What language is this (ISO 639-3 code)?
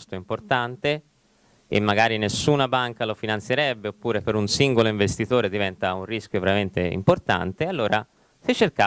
ita